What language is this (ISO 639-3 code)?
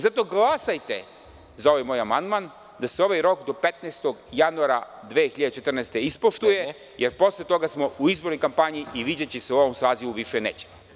srp